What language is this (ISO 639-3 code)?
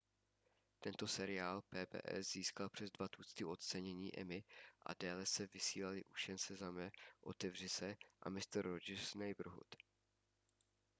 ces